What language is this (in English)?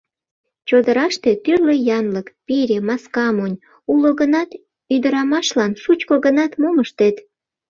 Mari